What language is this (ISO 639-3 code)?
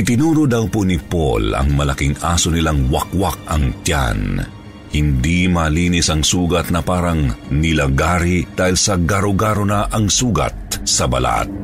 fil